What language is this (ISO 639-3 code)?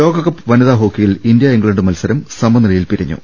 mal